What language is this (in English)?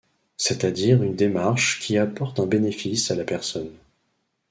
French